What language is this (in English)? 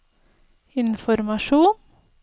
Norwegian